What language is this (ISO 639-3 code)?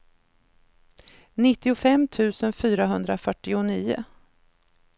swe